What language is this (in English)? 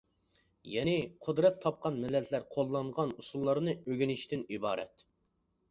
Uyghur